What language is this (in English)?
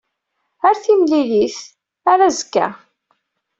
Kabyle